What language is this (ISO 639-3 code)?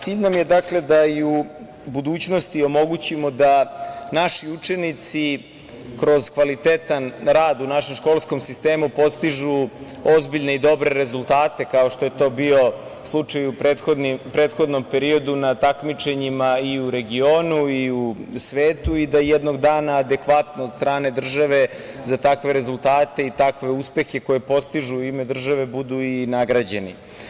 srp